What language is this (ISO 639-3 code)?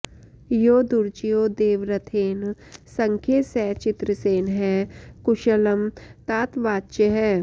san